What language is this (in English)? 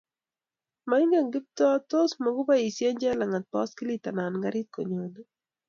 Kalenjin